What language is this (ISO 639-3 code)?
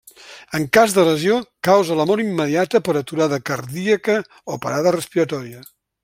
cat